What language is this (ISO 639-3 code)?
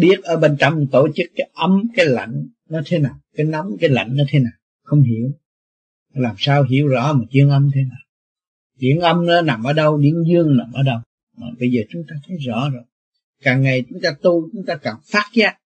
vie